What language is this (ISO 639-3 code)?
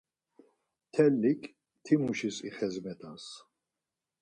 lzz